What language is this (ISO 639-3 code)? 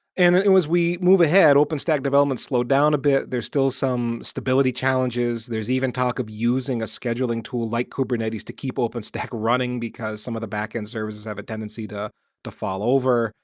eng